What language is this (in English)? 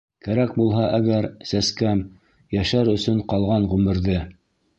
Bashkir